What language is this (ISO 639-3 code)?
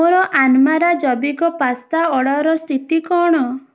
ori